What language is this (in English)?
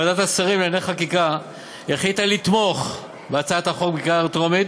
Hebrew